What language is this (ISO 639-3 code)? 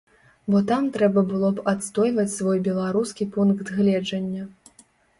bel